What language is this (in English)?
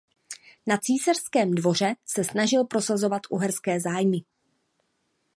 Czech